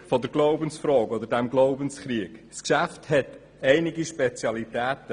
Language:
Swiss German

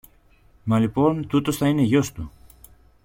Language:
Greek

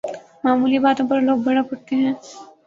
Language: Urdu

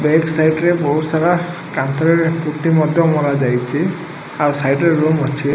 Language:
Odia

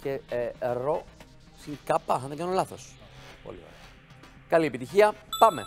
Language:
Greek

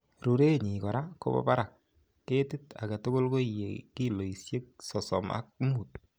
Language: Kalenjin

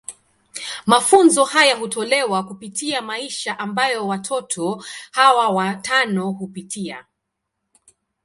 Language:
Swahili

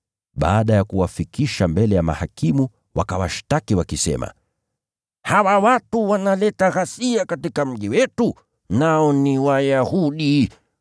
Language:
Swahili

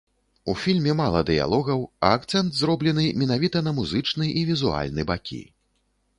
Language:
Belarusian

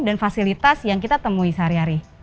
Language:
Indonesian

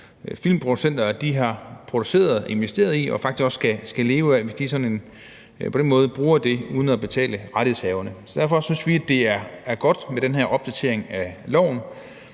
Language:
Danish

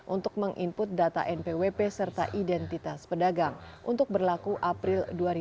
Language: Indonesian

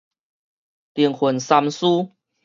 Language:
Min Nan Chinese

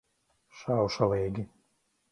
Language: Latvian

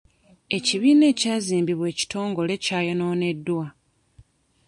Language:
Ganda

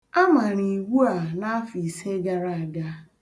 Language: Igbo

